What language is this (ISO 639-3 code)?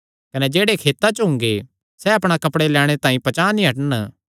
xnr